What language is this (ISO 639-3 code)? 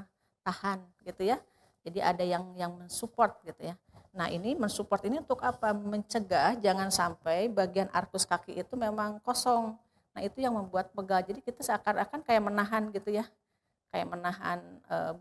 ind